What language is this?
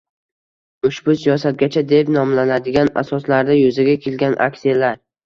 Uzbek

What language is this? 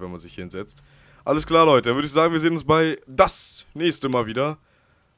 German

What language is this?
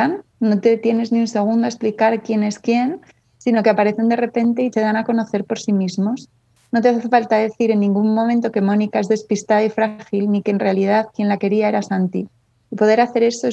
Spanish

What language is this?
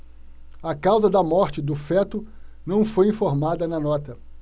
Portuguese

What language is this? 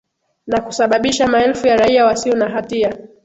Swahili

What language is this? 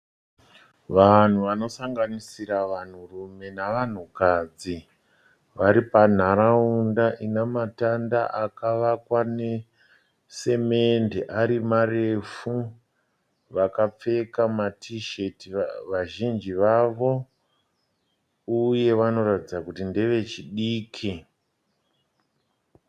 Shona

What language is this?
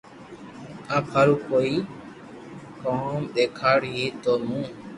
Loarki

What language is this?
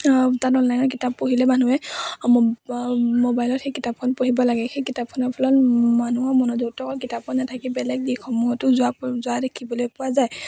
Assamese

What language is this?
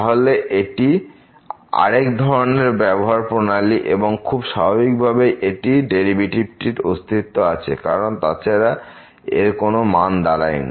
Bangla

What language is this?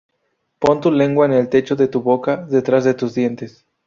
Spanish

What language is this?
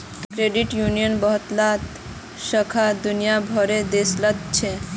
Magahi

